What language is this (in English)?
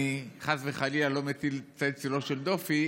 Hebrew